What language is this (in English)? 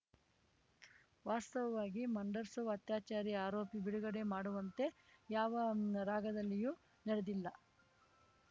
Kannada